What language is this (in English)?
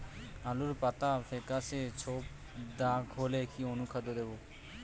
Bangla